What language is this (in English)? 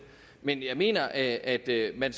Danish